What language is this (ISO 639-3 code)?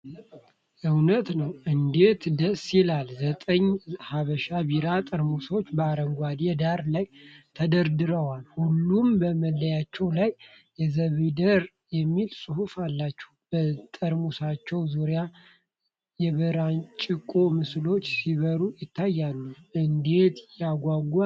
amh